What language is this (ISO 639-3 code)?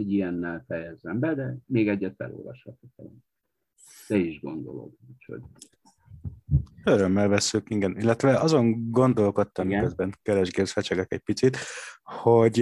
hun